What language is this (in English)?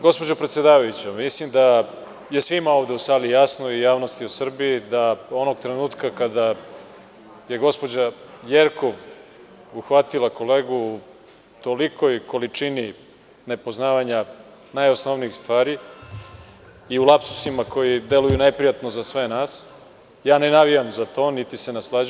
Serbian